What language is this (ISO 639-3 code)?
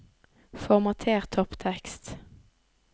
nor